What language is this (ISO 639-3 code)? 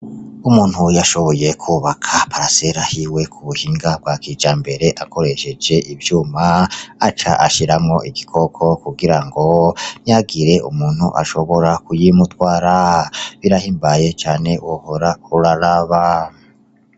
run